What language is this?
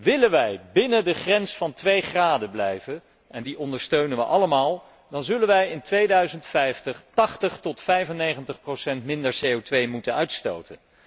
Dutch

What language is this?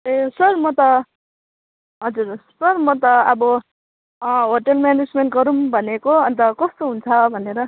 Nepali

